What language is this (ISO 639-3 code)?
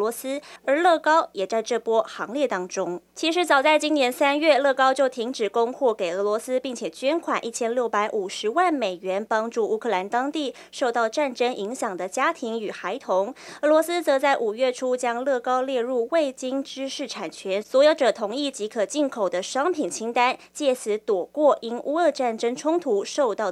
zho